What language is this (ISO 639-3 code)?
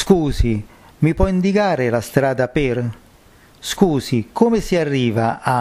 ita